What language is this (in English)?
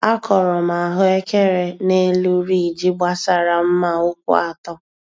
Igbo